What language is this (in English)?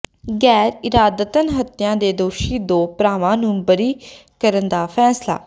Punjabi